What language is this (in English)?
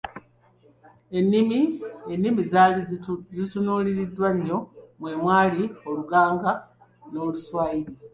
Ganda